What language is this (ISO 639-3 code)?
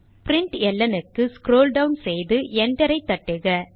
tam